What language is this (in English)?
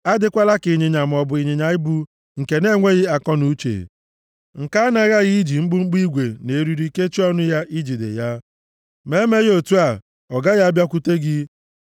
Igbo